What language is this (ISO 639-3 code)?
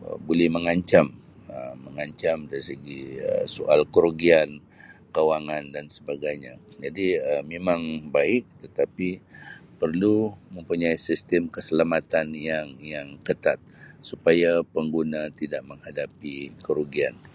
msi